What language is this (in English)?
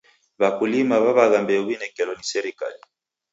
Taita